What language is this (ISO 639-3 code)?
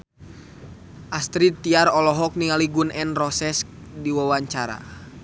sun